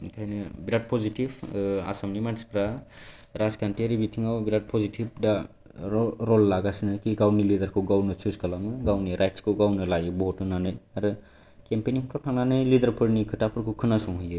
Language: Bodo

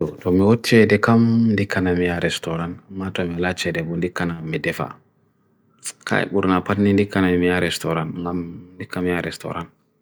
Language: Bagirmi Fulfulde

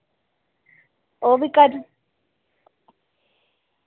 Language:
Dogri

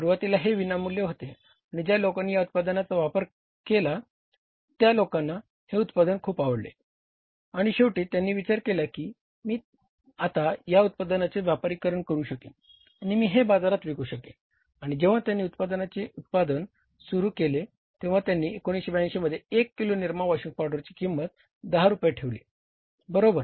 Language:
Marathi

